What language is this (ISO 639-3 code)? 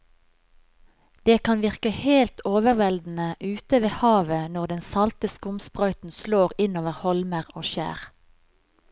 nor